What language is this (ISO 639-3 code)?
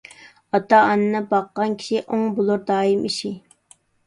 uig